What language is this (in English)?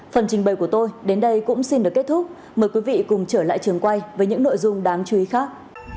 Vietnamese